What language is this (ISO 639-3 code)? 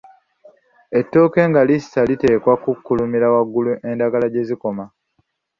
lug